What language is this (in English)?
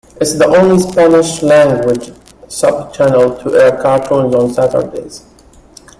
English